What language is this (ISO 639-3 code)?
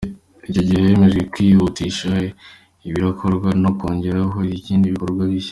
kin